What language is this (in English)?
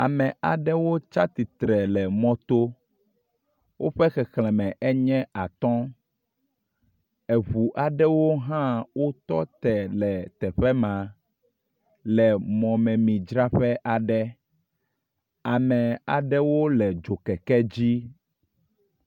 Ewe